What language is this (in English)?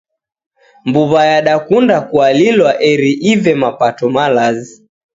Taita